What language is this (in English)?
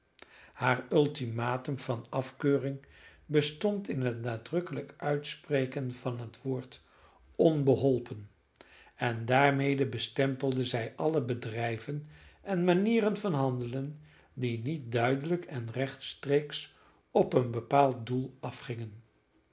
Dutch